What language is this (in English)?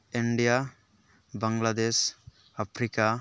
Santali